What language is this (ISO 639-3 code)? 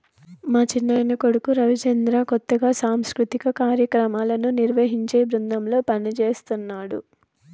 tel